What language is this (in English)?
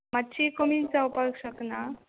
Konkani